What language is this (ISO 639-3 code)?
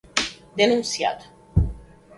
por